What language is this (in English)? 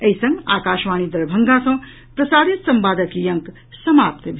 Maithili